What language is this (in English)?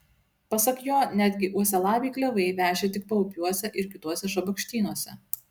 Lithuanian